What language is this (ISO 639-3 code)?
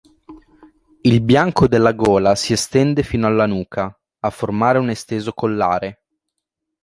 ita